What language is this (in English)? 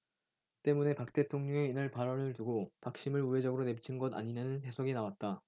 Korean